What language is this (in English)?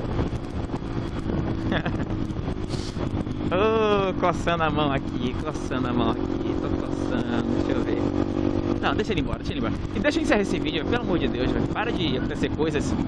Portuguese